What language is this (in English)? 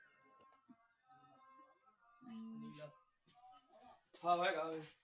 Punjabi